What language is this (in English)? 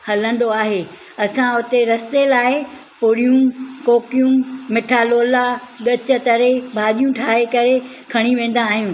Sindhi